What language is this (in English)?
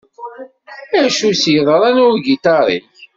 Kabyle